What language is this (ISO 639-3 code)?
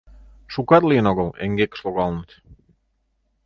chm